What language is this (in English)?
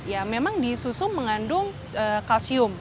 Indonesian